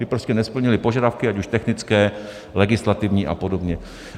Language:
Czech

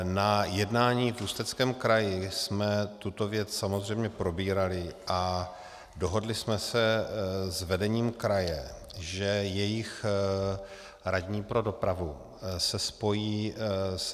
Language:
Czech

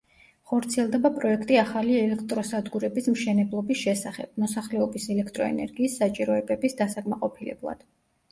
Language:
Georgian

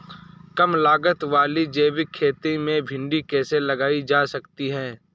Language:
Hindi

